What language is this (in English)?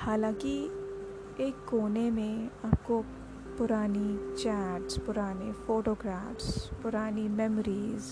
Hindi